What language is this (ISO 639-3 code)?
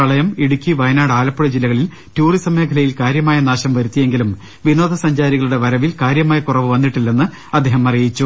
mal